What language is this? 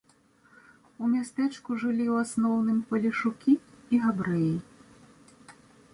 Belarusian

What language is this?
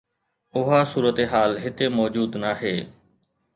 Sindhi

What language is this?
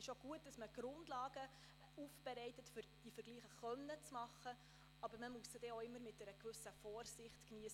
Swiss German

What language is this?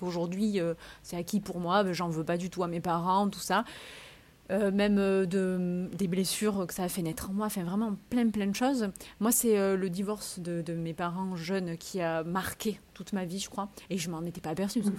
French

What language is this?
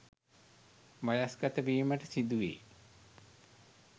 Sinhala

